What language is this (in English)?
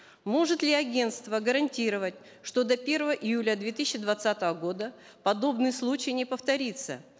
Kazakh